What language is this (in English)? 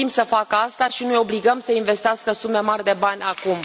Romanian